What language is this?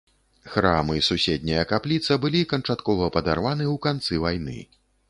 Belarusian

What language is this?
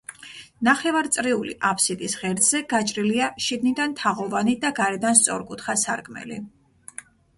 Georgian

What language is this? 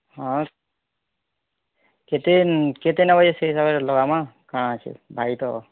Odia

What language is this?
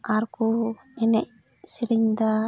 Santali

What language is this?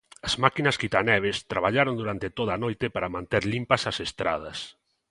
Galician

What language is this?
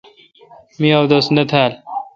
Kalkoti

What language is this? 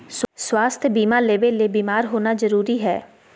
Magahi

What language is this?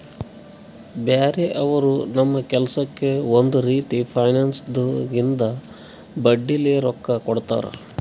Kannada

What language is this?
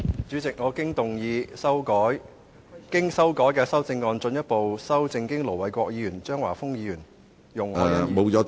Cantonese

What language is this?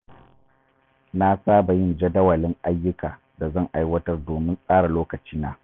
Hausa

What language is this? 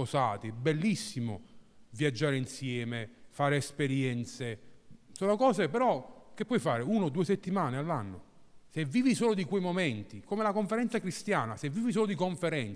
Italian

